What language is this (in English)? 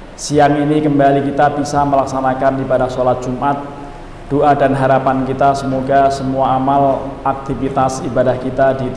Indonesian